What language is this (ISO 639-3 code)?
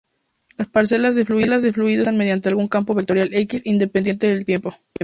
spa